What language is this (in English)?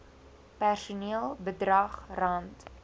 Afrikaans